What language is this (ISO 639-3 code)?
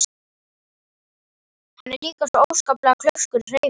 isl